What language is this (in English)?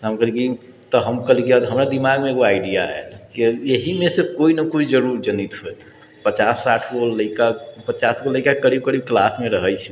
Maithili